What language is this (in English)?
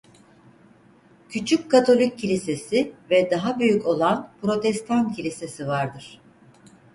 Turkish